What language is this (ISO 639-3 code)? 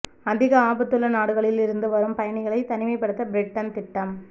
tam